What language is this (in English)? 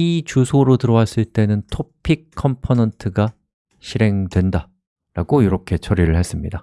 Korean